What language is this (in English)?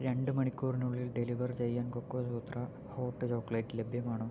Malayalam